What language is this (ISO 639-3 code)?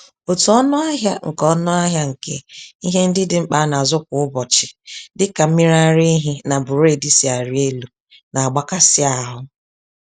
ibo